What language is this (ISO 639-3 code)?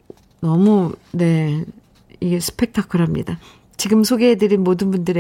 kor